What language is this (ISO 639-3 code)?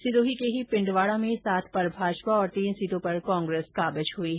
hin